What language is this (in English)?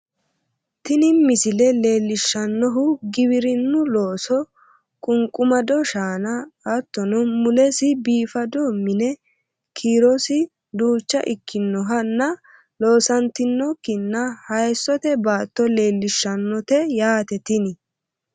Sidamo